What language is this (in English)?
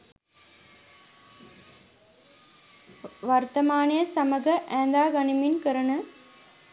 Sinhala